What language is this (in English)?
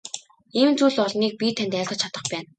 Mongolian